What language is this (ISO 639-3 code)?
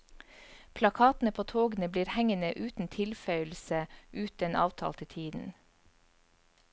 nor